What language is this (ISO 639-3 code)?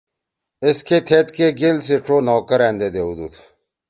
trw